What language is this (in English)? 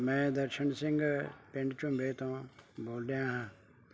Punjabi